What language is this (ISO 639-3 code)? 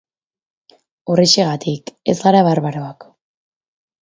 eus